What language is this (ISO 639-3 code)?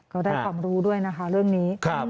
tha